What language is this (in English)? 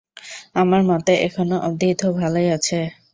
Bangla